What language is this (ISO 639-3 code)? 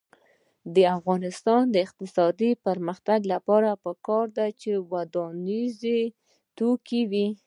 pus